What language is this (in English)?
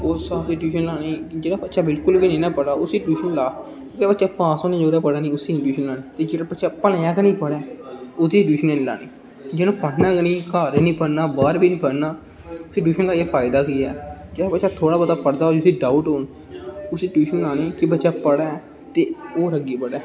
Dogri